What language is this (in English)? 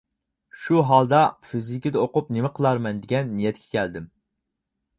Uyghur